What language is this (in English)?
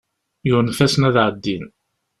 Kabyle